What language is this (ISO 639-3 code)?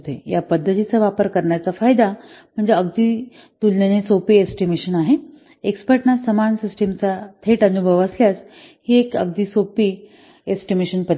mar